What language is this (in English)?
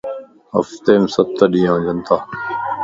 Lasi